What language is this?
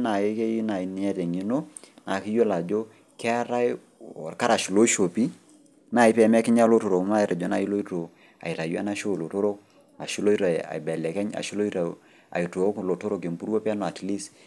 Masai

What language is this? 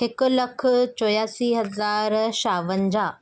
Sindhi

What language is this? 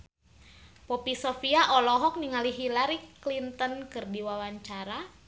Sundanese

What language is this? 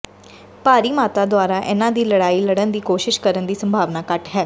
Punjabi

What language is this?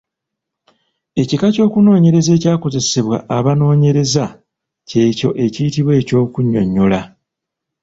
Ganda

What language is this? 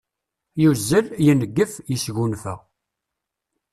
Kabyle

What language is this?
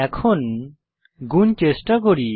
Bangla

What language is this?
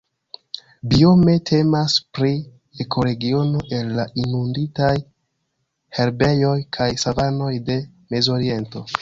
Esperanto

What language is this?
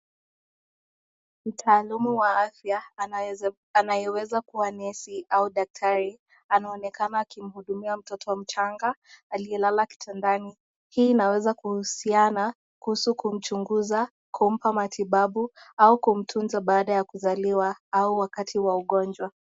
Swahili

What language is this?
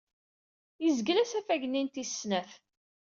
Kabyle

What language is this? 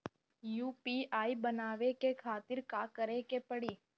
Bhojpuri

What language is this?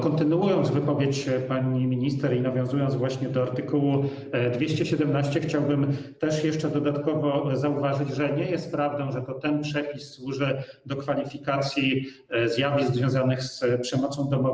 Polish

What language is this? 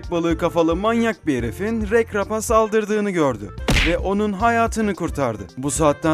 Turkish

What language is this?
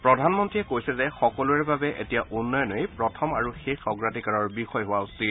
Assamese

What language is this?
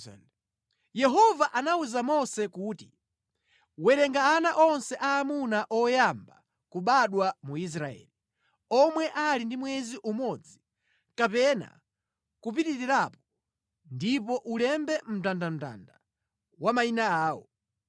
Nyanja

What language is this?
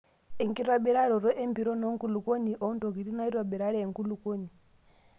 Masai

